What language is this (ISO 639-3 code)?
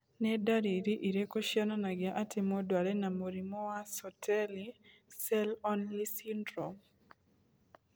kik